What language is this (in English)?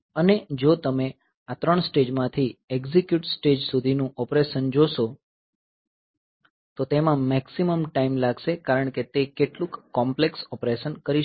Gujarati